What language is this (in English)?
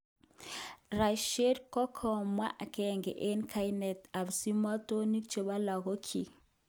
Kalenjin